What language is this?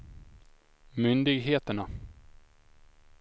Swedish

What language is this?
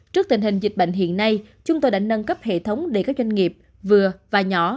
Vietnamese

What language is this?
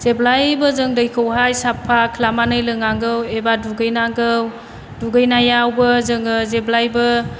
Bodo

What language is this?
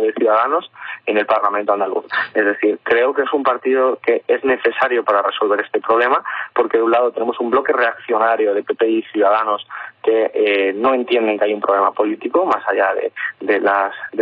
Spanish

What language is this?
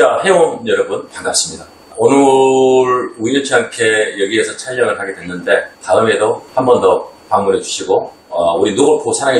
Korean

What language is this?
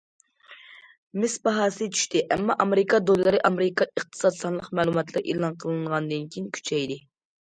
Uyghur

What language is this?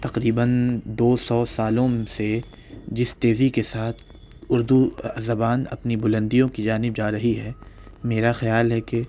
Urdu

